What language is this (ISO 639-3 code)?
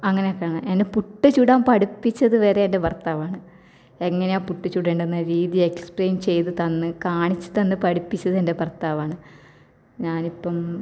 mal